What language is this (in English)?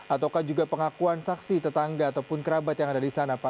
Indonesian